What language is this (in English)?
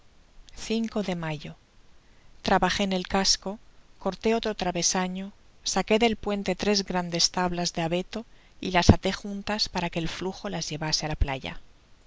Spanish